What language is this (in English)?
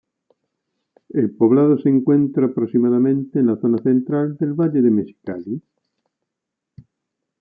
Spanish